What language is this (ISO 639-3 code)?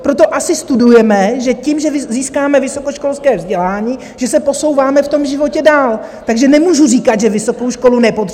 ces